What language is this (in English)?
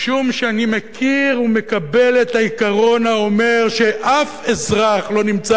Hebrew